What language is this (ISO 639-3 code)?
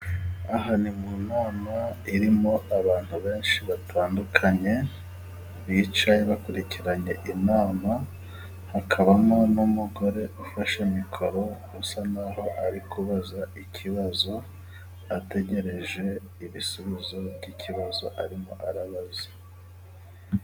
kin